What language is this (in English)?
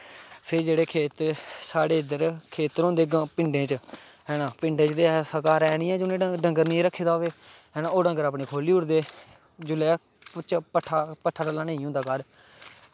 Dogri